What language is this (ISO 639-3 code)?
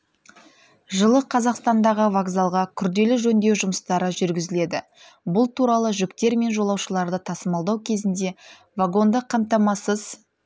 kaz